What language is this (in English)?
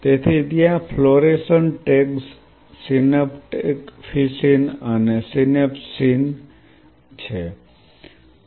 Gujarati